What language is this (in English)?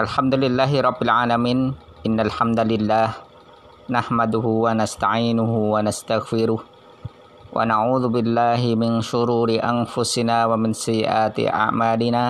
Indonesian